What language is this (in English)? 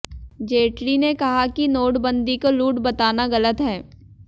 Hindi